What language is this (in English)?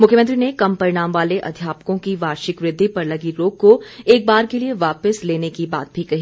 Hindi